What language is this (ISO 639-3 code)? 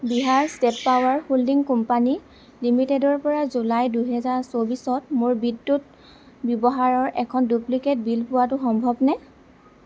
asm